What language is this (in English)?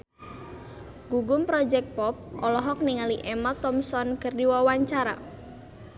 Sundanese